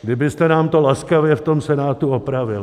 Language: Czech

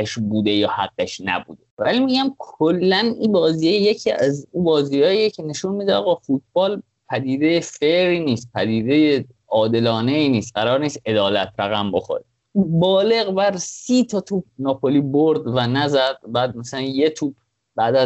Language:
Persian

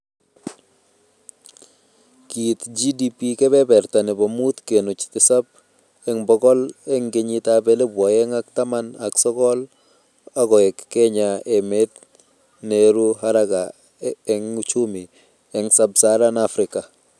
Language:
Kalenjin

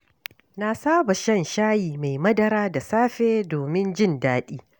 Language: Hausa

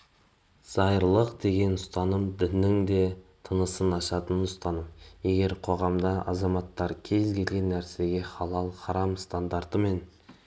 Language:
Kazakh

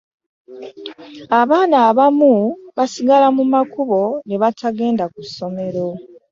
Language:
Ganda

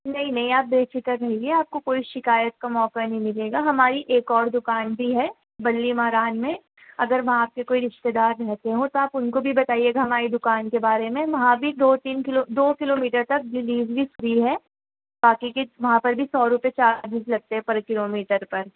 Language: Urdu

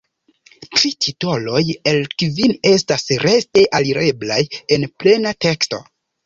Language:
Esperanto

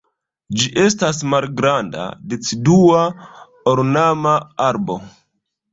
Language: Esperanto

